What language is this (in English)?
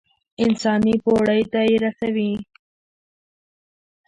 Pashto